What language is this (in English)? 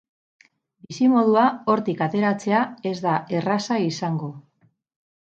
Basque